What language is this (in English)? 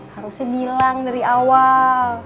Indonesian